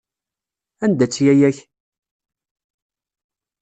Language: Kabyle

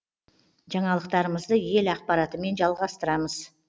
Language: Kazakh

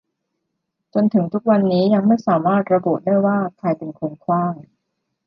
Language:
Thai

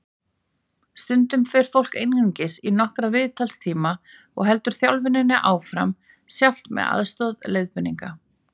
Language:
Icelandic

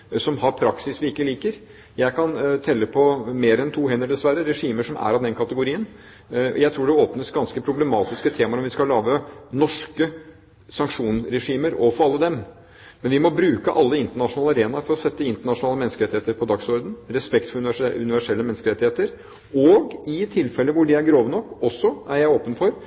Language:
Norwegian Bokmål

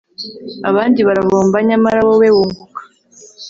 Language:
Kinyarwanda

